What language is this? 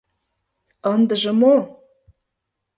Mari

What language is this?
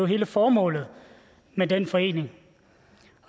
Danish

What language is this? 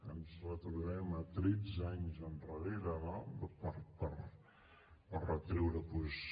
Catalan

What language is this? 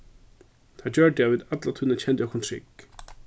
Faroese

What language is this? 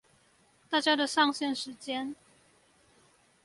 Chinese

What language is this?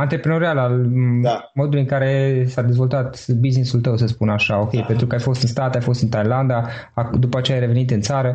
Romanian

